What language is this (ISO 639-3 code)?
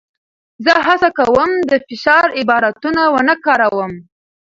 pus